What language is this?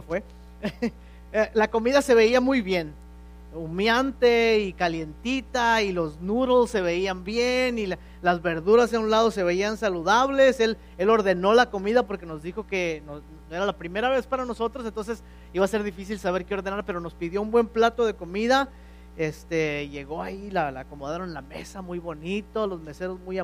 Spanish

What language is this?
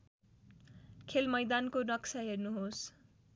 Nepali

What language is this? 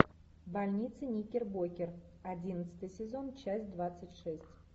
Russian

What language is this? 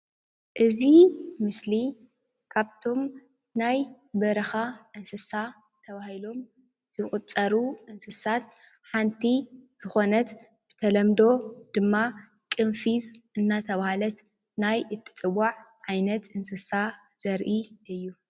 Tigrinya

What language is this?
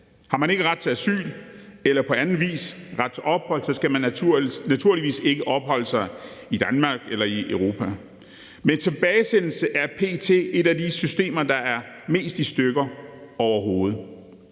Danish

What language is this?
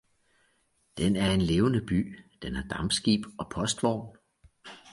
Danish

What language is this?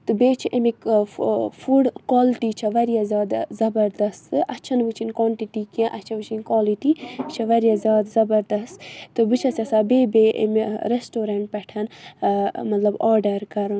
Kashmiri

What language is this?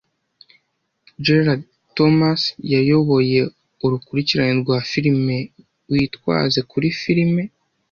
Kinyarwanda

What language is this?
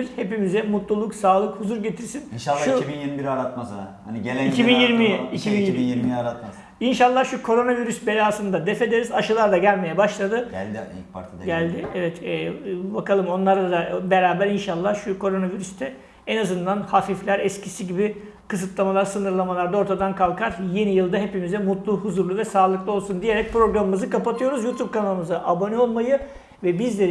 Turkish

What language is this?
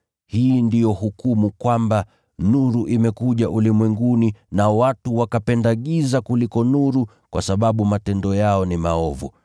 Swahili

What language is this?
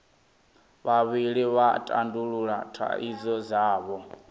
Venda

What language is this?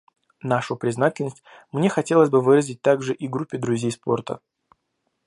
Russian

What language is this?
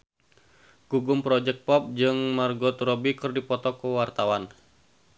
Sundanese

